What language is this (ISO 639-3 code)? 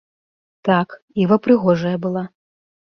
bel